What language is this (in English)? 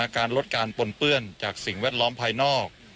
Thai